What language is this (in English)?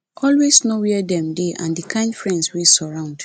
Nigerian Pidgin